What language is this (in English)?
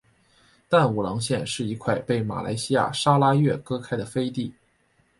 Chinese